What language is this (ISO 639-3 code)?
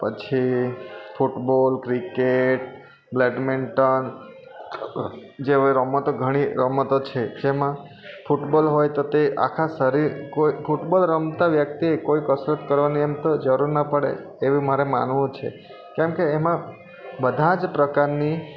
guj